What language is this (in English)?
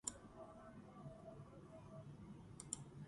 Georgian